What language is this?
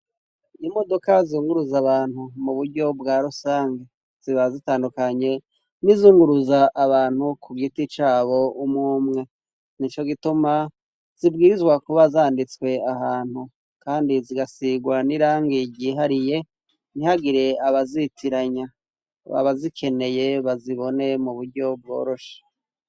Rundi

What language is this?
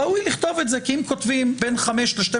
Hebrew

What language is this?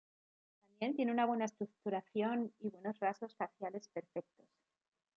Spanish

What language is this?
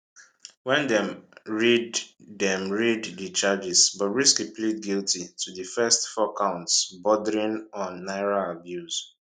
Nigerian Pidgin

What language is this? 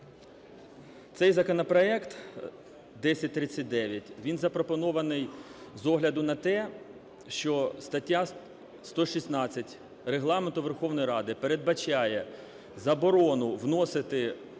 Ukrainian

